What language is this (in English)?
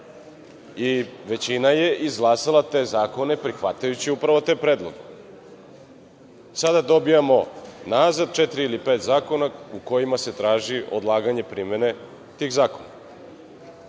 Serbian